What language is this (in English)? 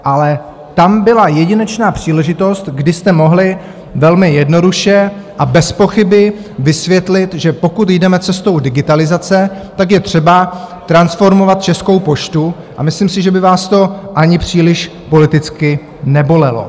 Czech